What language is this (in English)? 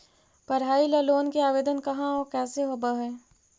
Magahi